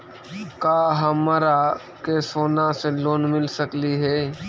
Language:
Magahi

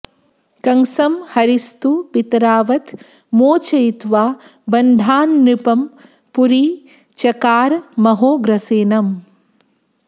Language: Sanskrit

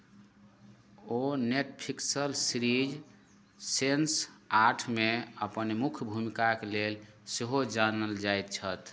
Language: Maithili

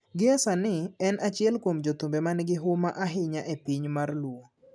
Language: Luo (Kenya and Tanzania)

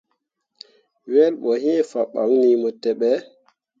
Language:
Mundang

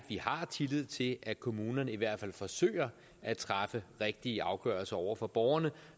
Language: Danish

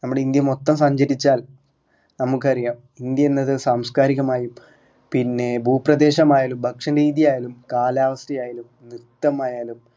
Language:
Malayalam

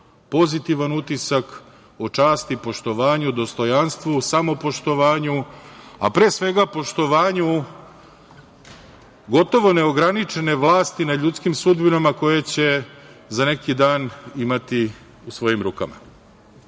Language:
Serbian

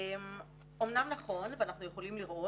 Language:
Hebrew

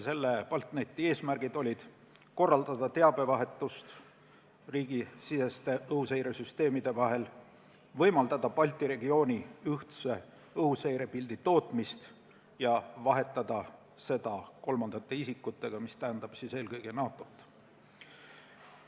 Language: Estonian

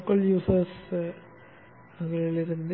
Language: Tamil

